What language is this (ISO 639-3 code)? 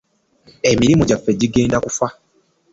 lug